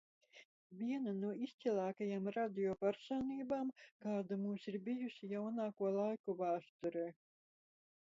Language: Latvian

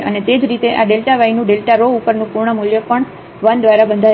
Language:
Gujarati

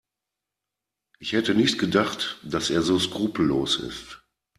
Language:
German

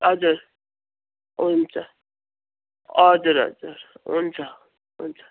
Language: Nepali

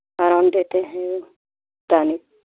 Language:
Hindi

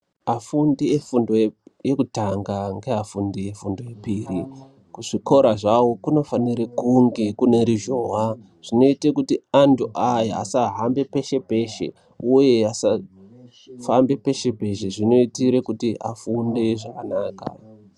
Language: Ndau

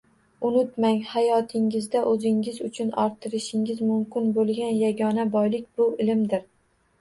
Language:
Uzbek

